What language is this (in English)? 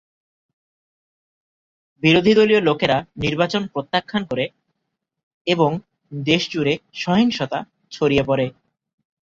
Bangla